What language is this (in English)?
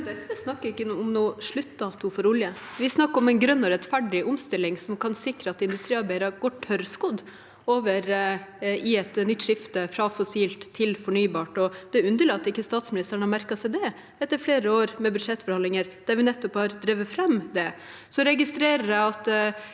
Norwegian